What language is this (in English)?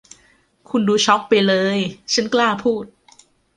Thai